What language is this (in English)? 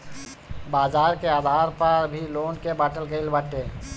Bhojpuri